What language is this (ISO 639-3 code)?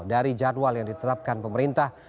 ind